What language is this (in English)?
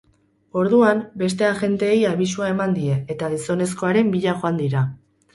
Basque